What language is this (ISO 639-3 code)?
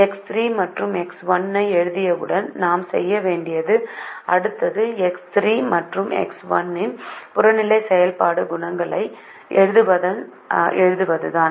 tam